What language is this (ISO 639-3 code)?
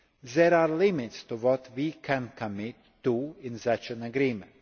eng